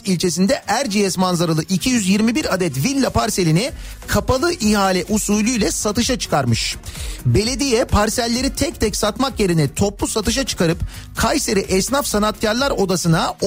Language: Turkish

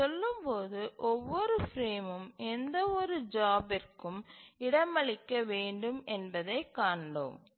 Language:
Tamil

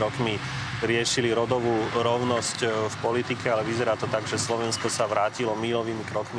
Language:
Slovak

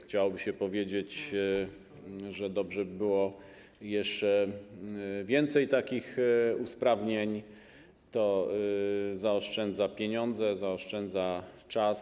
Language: Polish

